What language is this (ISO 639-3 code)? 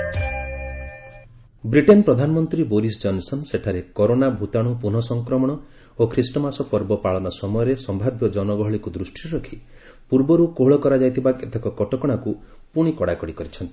ori